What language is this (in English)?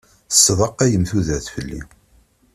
Kabyle